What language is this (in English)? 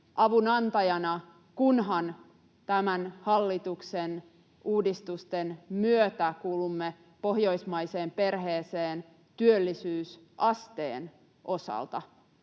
Finnish